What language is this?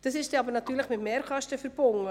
Swiss German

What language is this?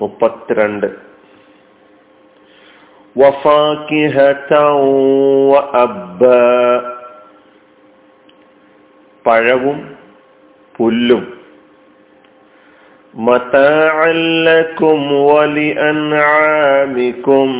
Malayalam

